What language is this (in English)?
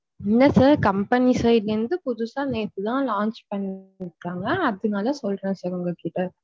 Tamil